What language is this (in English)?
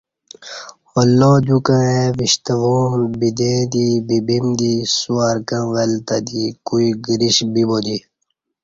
Kati